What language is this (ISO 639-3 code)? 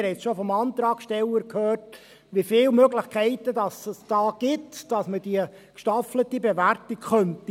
gsw